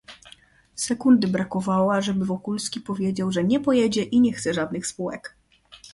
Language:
Polish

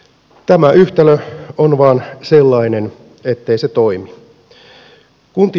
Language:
Finnish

